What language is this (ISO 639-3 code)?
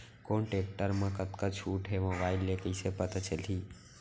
hne